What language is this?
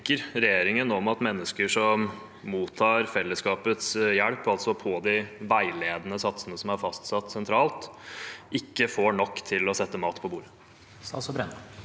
Norwegian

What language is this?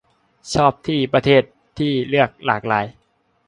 Thai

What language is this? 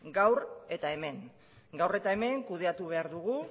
Basque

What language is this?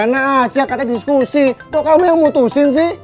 Indonesian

